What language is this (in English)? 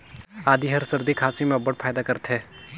Chhattisgarhi